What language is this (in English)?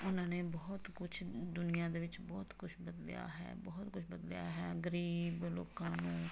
Punjabi